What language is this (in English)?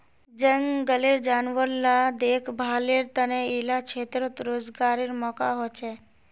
Magahi